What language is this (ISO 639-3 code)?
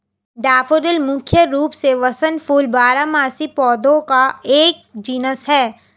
hin